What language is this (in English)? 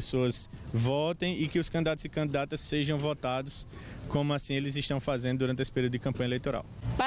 Portuguese